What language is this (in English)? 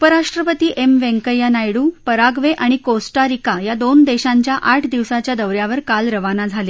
Marathi